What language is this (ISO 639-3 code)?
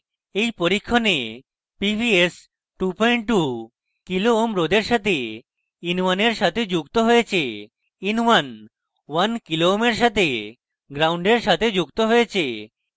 ben